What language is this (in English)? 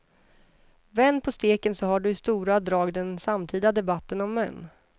Swedish